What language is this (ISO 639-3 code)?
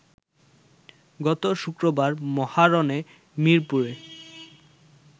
ben